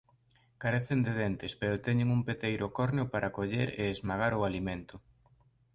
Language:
Galician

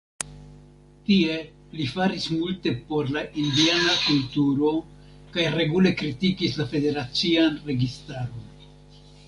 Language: Esperanto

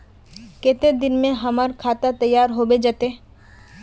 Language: Magahi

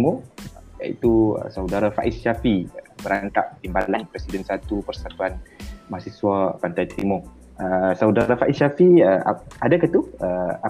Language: Malay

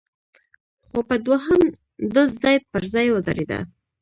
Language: Pashto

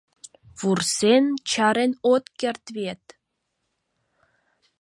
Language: Mari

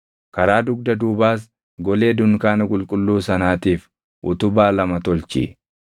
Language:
Oromo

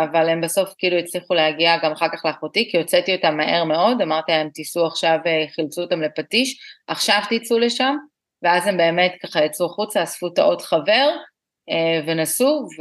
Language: Hebrew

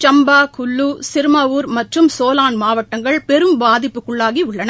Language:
Tamil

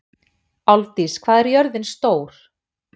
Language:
Icelandic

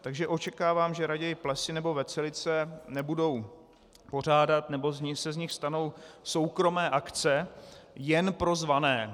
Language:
Czech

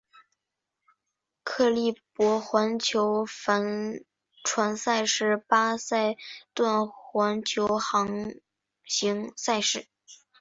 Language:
Chinese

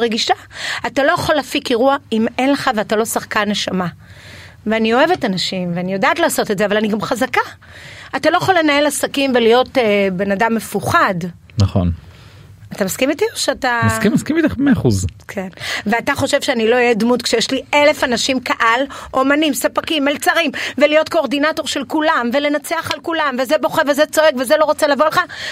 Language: Hebrew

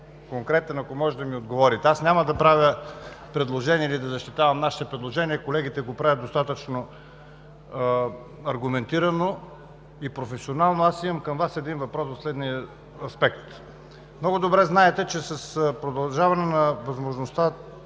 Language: Bulgarian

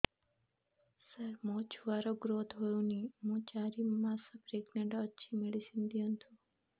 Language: Odia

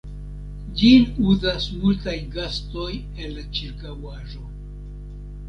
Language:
Esperanto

